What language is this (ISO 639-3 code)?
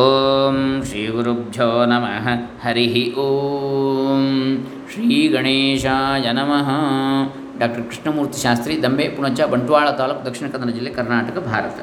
kan